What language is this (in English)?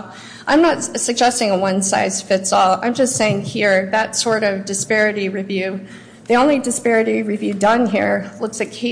English